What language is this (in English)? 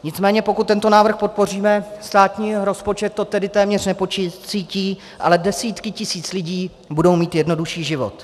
Czech